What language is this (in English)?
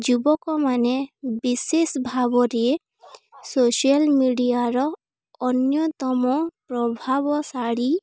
Odia